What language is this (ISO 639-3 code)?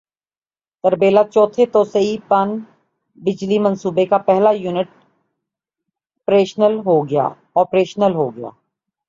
urd